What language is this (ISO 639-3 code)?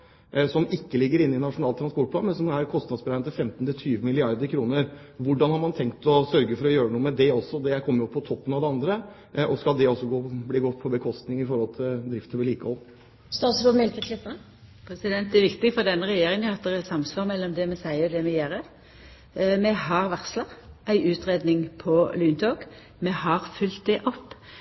nor